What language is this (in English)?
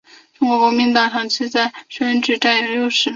Chinese